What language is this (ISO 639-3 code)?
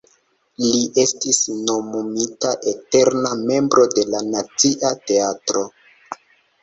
epo